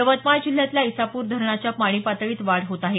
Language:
Marathi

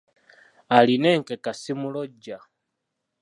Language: Ganda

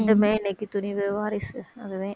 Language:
Tamil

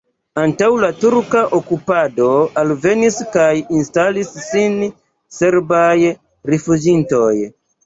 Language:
Esperanto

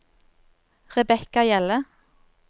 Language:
Norwegian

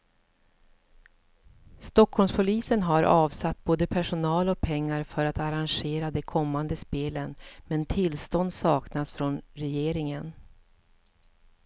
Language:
Swedish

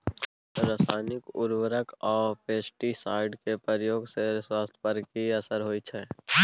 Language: Maithili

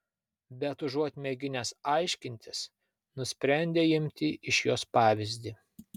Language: Lithuanian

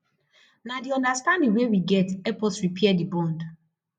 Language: Nigerian Pidgin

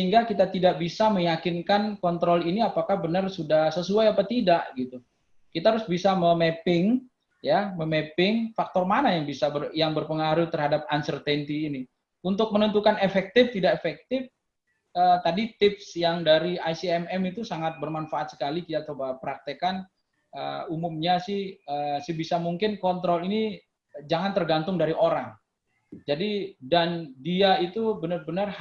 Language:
Indonesian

